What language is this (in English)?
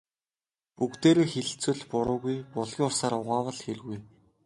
Mongolian